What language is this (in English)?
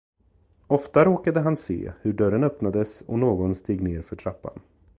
Swedish